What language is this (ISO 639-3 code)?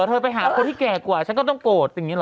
tha